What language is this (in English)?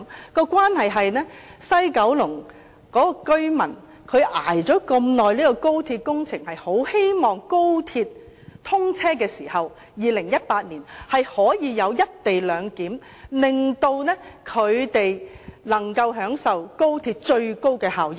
Cantonese